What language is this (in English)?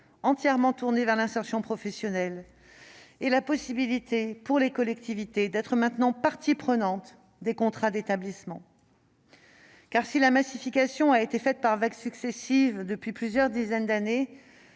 French